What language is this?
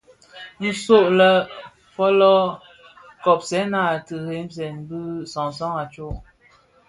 Bafia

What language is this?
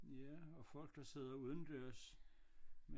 Danish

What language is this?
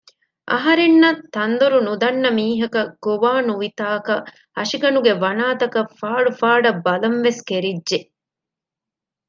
Divehi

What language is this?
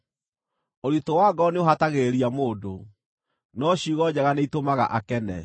Kikuyu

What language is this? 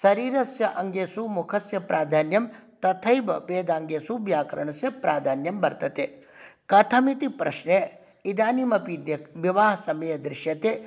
Sanskrit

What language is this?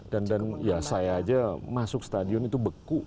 Indonesian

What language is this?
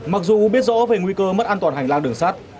Vietnamese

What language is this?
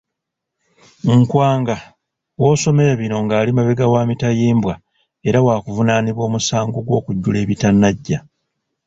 Ganda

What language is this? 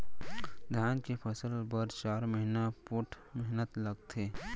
Chhattisgarhi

